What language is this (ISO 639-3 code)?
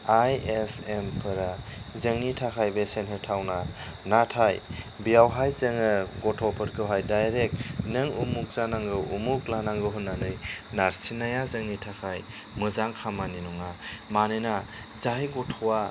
brx